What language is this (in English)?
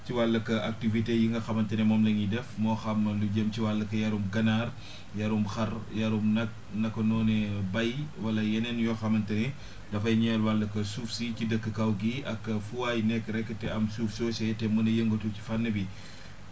Wolof